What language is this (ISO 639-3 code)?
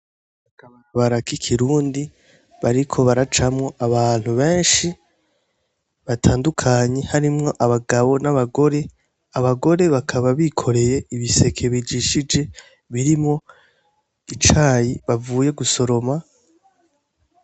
run